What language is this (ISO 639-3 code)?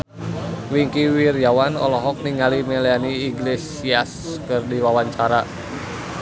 sun